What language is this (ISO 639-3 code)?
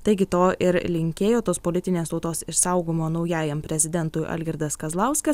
lit